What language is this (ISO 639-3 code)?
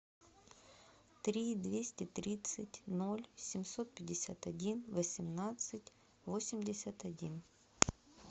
rus